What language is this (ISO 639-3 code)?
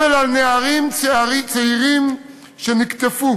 heb